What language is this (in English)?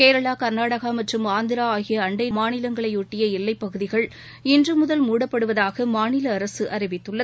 Tamil